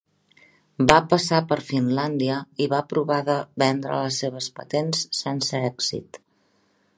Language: Catalan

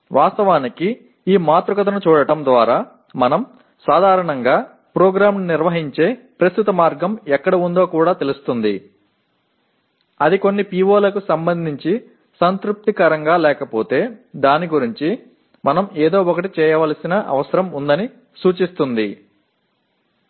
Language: Telugu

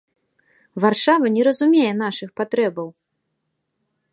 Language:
Belarusian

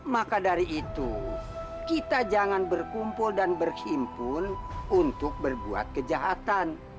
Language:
Indonesian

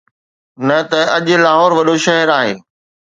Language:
Sindhi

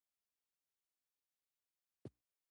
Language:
Pashto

